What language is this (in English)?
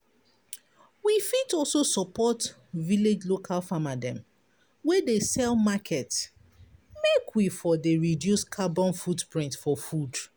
Nigerian Pidgin